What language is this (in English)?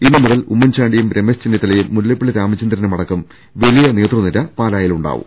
Malayalam